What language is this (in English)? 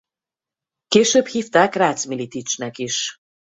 Hungarian